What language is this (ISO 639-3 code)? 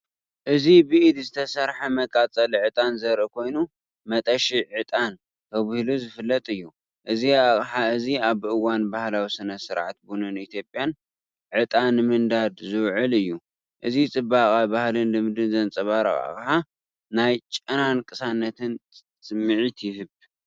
tir